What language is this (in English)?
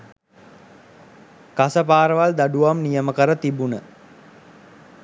Sinhala